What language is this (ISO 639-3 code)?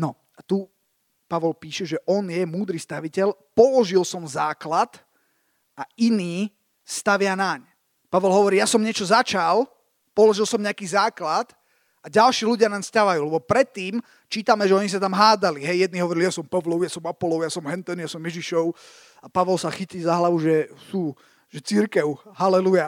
slk